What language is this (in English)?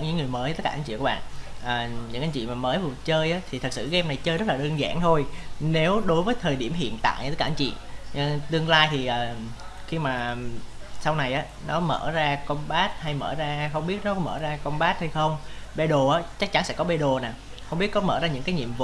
Vietnamese